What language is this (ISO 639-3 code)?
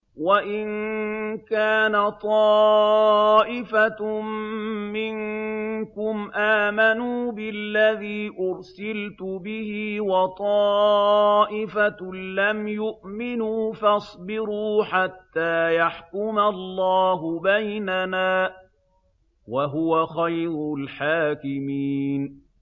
ara